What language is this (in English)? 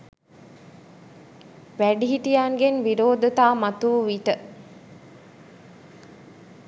Sinhala